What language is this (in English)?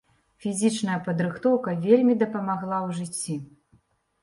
Belarusian